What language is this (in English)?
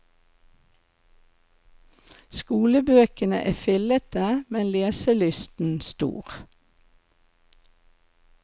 Norwegian